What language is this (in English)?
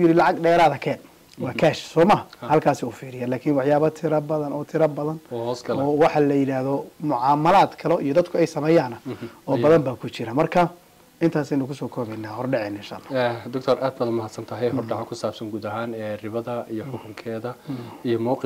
Arabic